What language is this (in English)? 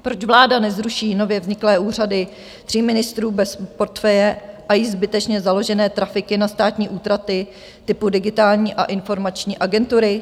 Czech